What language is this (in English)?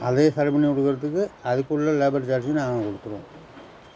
Tamil